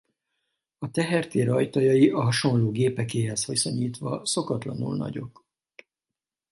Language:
Hungarian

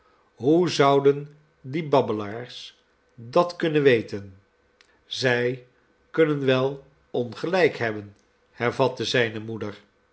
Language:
Dutch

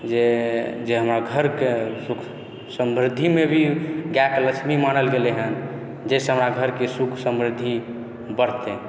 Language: Maithili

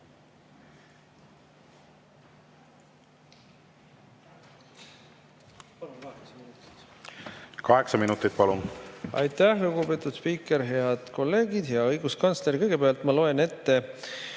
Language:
Estonian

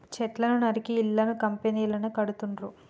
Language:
Telugu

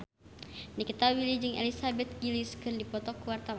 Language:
Sundanese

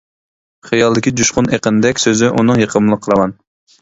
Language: Uyghur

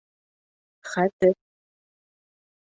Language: Bashkir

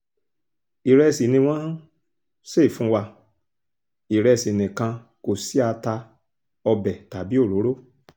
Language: Yoruba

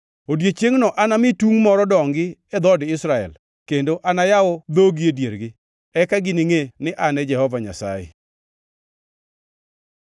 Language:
Luo (Kenya and Tanzania)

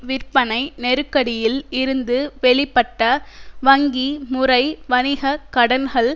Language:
Tamil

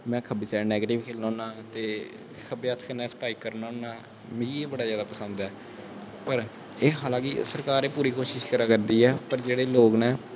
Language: Dogri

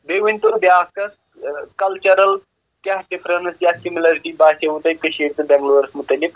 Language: Kashmiri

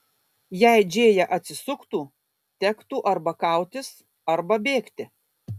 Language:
Lithuanian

